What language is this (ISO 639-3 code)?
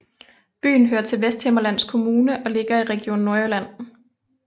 dan